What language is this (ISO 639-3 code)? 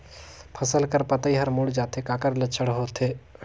hne